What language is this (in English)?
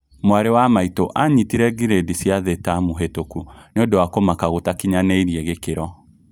Kikuyu